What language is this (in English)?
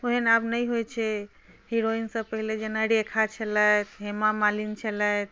Maithili